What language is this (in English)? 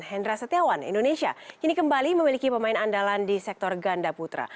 Indonesian